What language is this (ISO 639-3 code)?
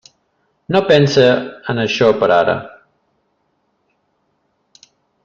cat